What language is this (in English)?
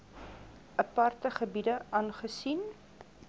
Afrikaans